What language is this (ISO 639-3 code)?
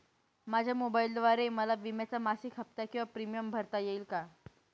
mar